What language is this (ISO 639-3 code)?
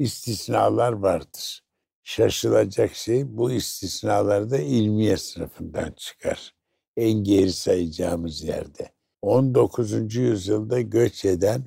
tur